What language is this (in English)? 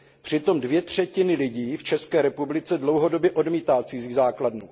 Czech